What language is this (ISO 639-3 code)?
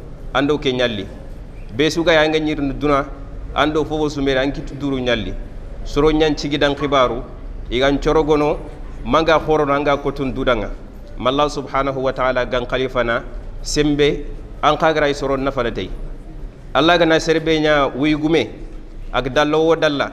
ara